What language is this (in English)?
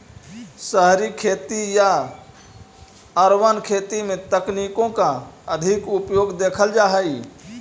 Magahi